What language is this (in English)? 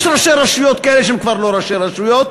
Hebrew